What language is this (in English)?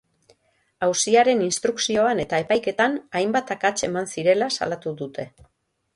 Basque